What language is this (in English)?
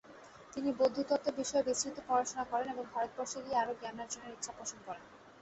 Bangla